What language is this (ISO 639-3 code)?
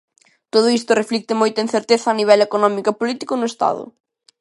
glg